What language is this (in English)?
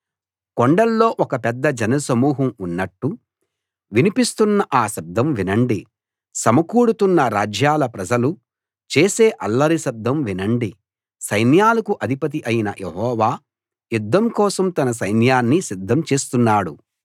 Telugu